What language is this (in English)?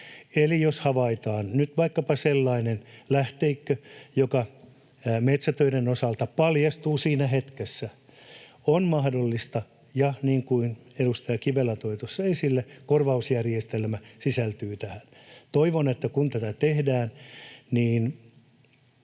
Finnish